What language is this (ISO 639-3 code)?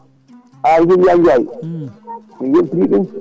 ful